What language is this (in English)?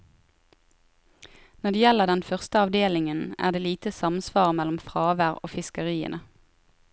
Norwegian